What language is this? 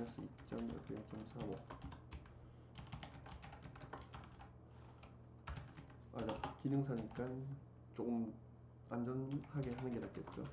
Korean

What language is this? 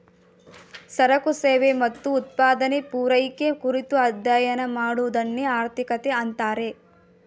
Kannada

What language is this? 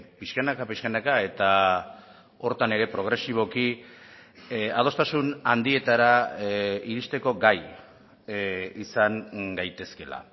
Basque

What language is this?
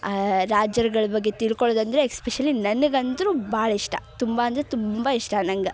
Kannada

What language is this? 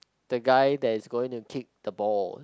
English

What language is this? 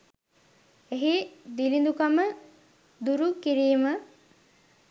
Sinhala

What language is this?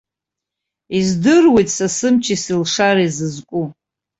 Abkhazian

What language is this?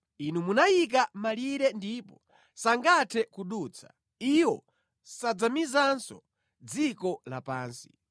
Nyanja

